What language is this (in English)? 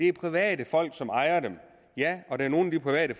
Danish